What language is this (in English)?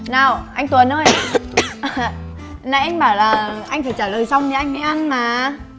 Vietnamese